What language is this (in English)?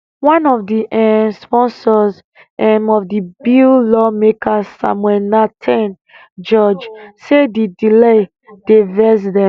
Nigerian Pidgin